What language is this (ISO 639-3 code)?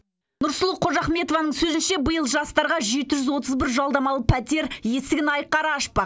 kaz